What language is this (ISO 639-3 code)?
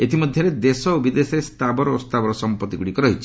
ori